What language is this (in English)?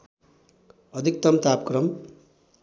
Nepali